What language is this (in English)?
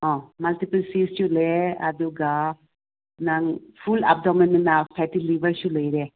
Manipuri